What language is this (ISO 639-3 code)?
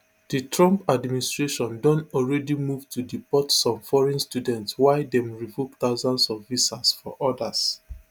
pcm